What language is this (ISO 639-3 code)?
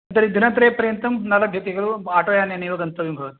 san